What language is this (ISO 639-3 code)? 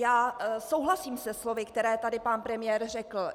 ces